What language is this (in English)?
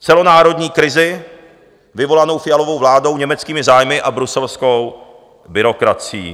Czech